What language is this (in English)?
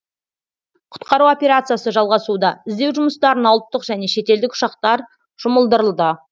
Kazakh